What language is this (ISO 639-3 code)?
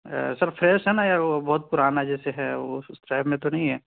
urd